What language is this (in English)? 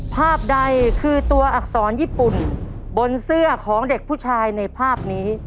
Thai